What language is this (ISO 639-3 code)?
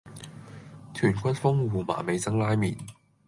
yue